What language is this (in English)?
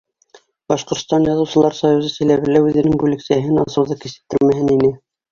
Bashkir